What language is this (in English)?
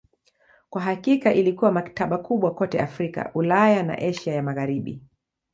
Swahili